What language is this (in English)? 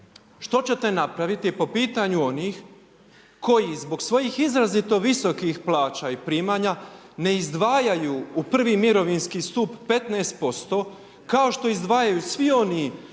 Croatian